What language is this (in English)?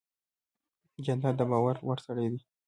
Pashto